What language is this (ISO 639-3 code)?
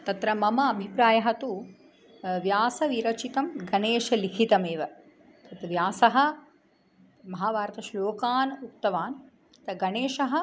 san